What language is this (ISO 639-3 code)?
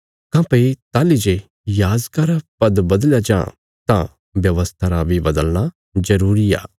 kfs